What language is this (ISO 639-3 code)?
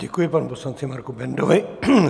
ces